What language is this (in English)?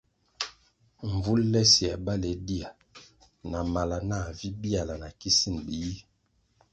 Kwasio